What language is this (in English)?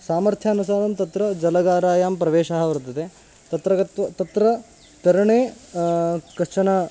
Sanskrit